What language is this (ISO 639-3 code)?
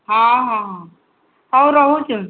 ori